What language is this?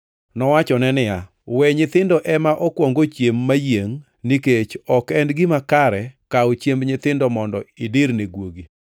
Luo (Kenya and Tanzania)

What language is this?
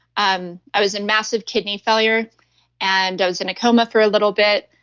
English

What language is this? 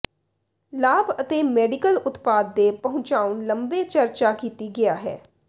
Punjabi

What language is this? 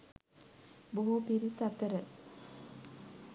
Sinhala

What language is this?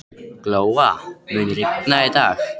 Icelandic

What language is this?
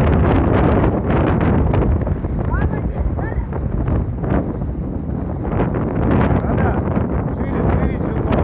Russian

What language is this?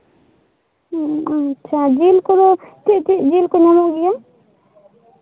Santali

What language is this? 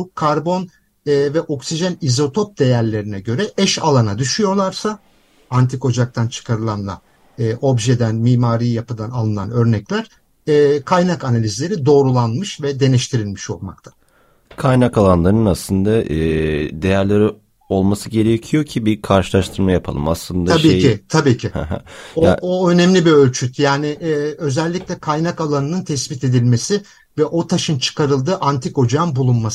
Turkish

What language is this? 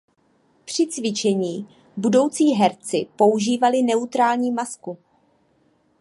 Czech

